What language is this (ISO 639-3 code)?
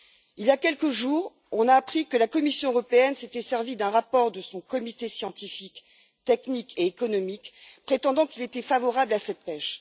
fra